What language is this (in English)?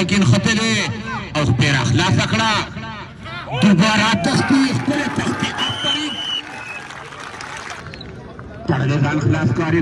Arabic